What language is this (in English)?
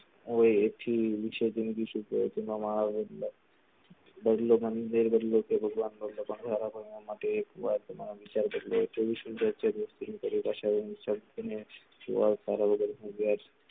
Gujarati